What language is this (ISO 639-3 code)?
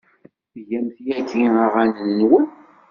kab